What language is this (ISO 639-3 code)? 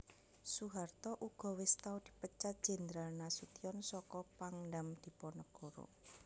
jav